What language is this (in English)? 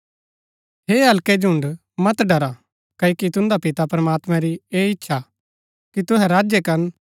Gaddi